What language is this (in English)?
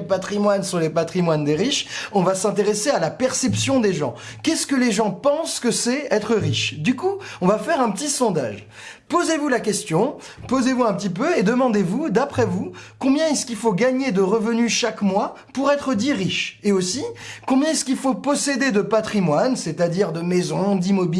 French